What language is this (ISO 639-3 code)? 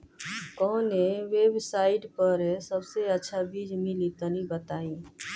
bho